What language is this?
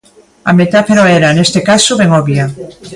Galician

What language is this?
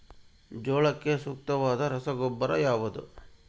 Kannada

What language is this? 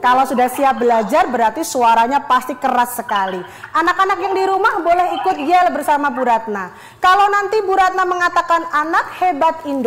Indonesian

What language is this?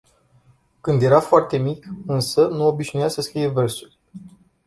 Romanian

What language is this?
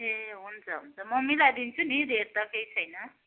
Nepali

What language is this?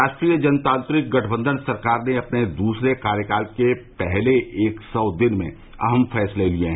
Hindi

